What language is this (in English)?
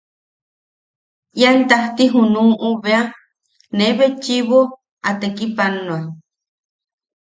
Yaqui